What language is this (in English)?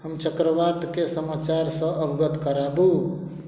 Maithili